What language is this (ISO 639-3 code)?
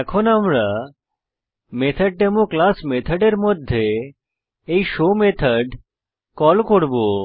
ben